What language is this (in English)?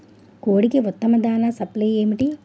Telugu